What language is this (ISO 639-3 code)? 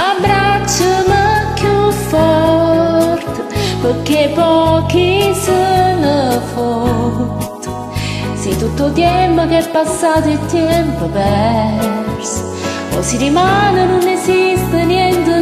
ron